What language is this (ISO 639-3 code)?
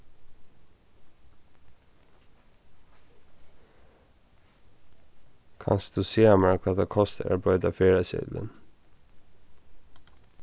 fao